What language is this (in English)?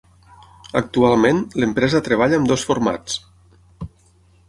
Catalan